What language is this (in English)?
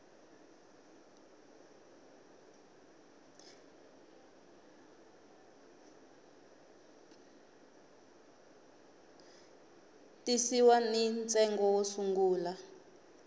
Tsonga